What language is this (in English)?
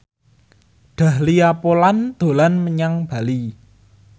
Javanese